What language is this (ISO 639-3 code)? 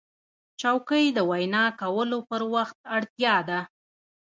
pus